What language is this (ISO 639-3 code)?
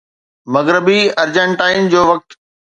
snd